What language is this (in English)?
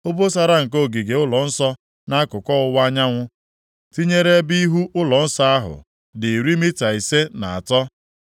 Igbo